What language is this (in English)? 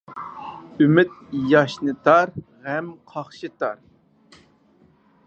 Uyghur